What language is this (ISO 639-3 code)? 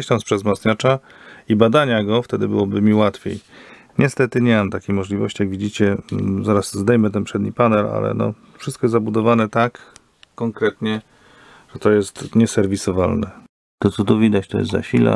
pol